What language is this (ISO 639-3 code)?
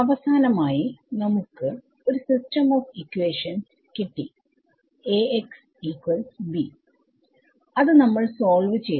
mal